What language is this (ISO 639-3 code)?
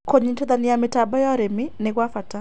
kik